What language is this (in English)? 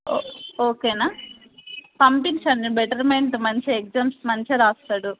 Telugu